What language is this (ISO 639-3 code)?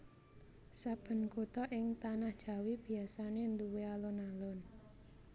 jav